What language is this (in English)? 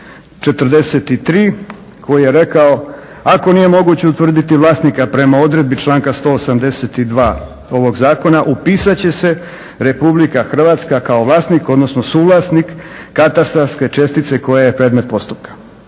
Croatian